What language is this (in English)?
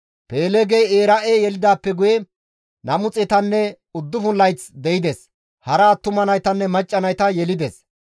Gamo